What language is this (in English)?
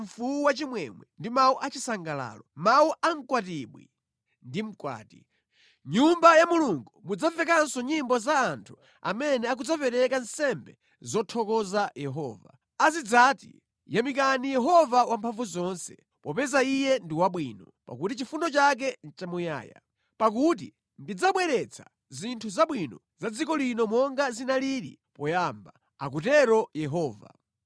Nyanja